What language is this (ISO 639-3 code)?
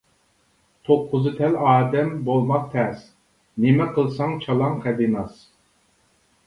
uig